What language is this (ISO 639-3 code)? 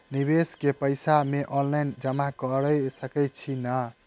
mai